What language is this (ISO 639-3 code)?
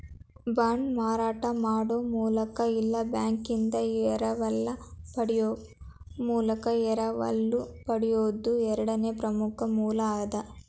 kan